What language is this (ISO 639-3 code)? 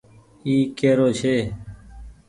gig